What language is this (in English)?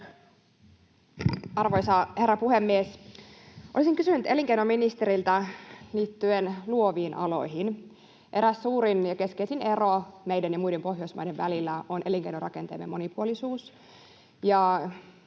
Finnish